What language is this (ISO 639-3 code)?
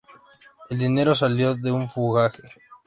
spa